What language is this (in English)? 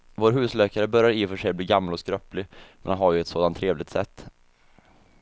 Swedish